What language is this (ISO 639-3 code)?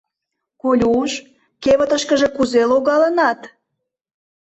chm